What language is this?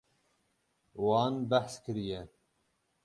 Kurdish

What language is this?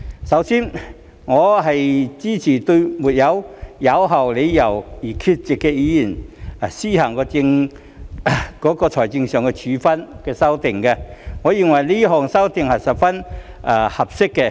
Cantonese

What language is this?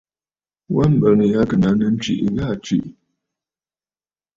Bafut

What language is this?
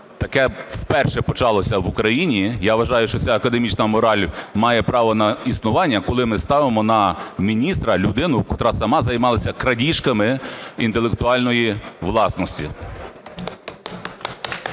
Ukrainian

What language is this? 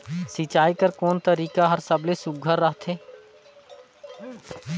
Chhattisgarhi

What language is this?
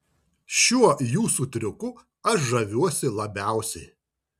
Lithuanian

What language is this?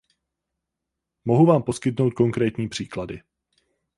Czech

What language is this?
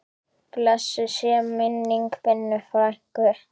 Icelandic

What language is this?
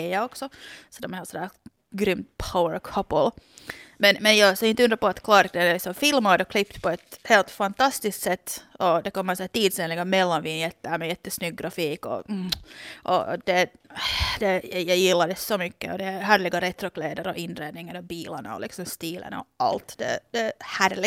Swedish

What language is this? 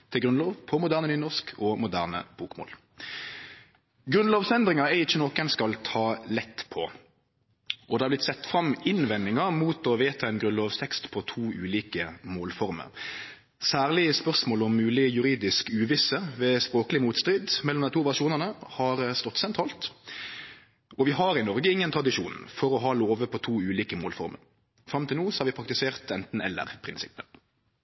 Norwegian Nynorsk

